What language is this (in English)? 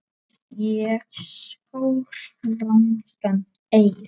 Icelandic